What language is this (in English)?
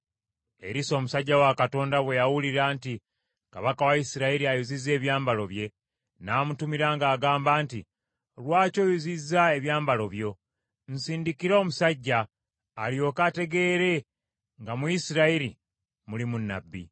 Ganda